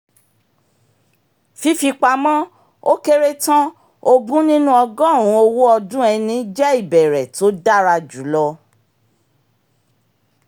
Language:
Yoruba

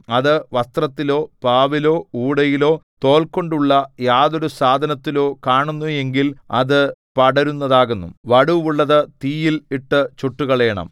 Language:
Malayalam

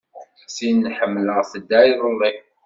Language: Kabyle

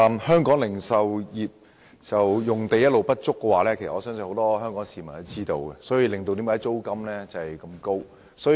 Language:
Cantonese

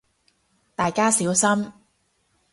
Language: Cantonese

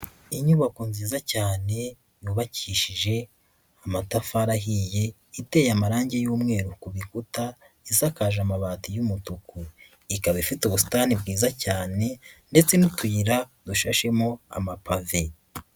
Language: Kinyarwanda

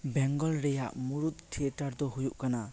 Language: Santali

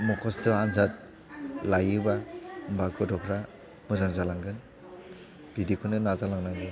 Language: Bodo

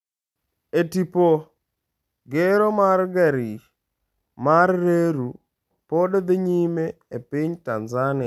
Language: Luo (Kenya and Tanzania)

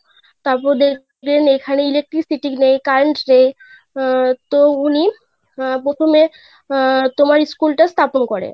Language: Bangla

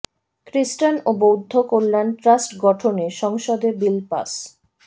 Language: Bangla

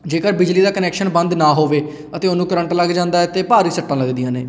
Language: Punjabi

